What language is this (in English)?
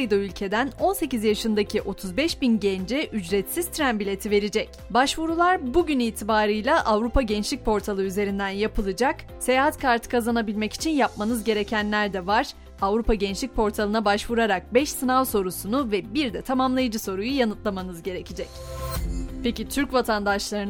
Turkish